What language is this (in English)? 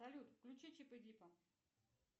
Russian